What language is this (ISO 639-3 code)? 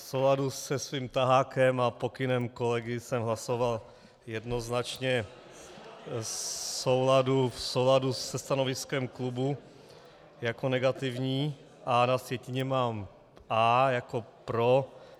ces